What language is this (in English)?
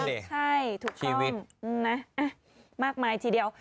Thai